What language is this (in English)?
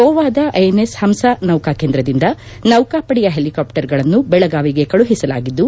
Kannada